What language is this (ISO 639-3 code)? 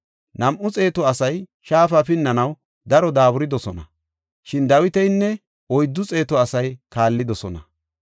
gof